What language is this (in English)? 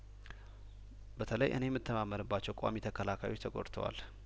Amharic